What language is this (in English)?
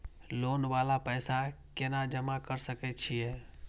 Maithili